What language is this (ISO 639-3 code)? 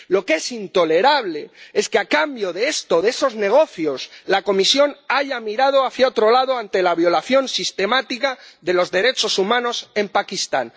spa